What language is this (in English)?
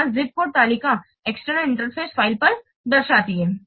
Hindi